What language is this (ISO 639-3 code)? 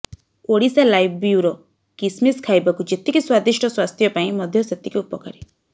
ori